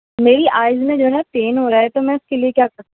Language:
Urdu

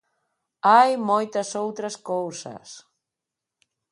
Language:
Galician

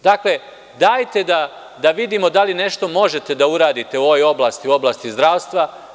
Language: Serbian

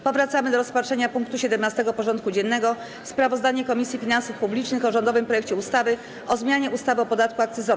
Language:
Polish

